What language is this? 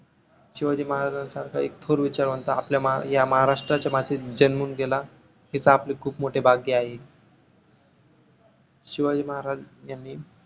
Marathi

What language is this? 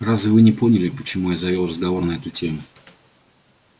Russian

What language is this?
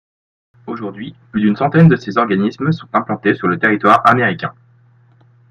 French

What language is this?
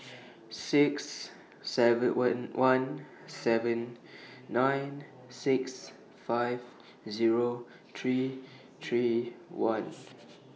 English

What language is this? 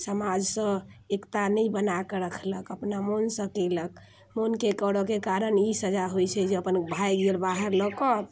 Maithili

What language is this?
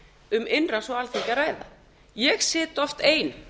Icelandic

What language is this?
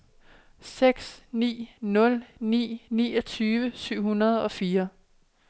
Danish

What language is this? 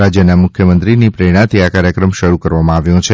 Gujarati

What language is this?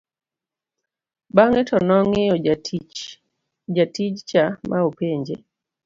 Luo (Kenya and Tanzania)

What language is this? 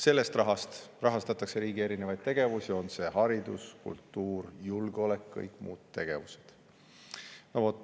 Estonian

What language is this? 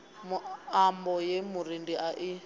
Venda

